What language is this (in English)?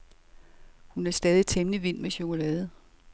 Danish